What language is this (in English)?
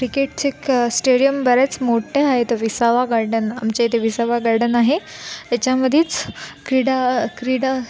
Marathi